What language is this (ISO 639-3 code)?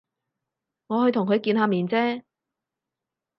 yue